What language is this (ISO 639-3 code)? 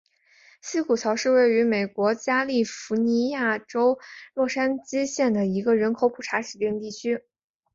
zho